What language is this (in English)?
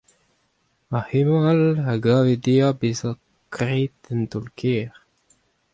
Breton